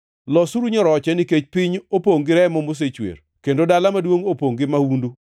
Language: Luo (Kenya and Tanzania)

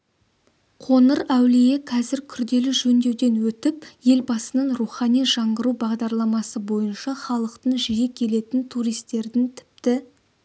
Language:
Kazakh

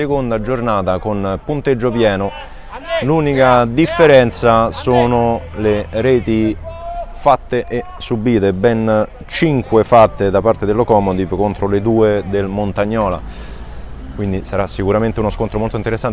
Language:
Italian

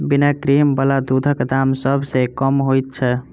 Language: Maithili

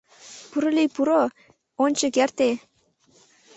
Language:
Mari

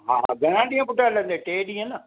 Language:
Sindhi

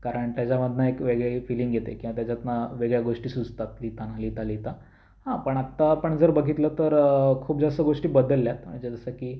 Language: Marathi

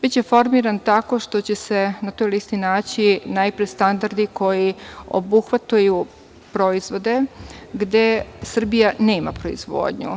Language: Serbian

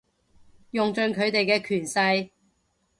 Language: Cantonese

